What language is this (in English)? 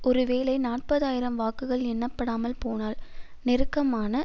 Tamil